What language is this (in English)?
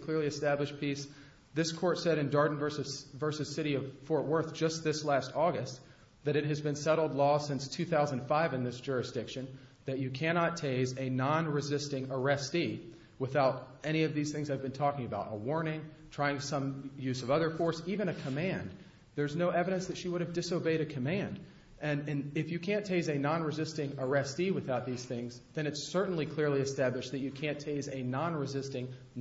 English